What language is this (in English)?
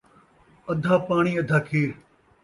Saraiki